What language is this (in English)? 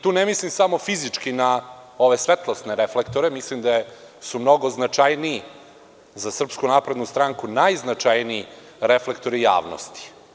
Serbian